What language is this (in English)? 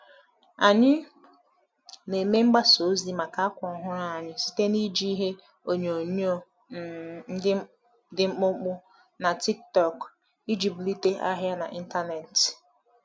Igbo